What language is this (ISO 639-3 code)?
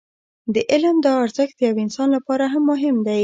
pus